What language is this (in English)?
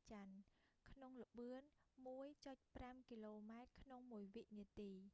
Khmer